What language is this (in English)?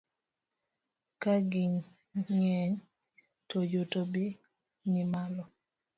Luo (Kenya and Tanzania)